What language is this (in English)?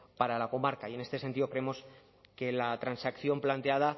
Spanish